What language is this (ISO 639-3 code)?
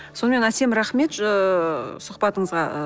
kaz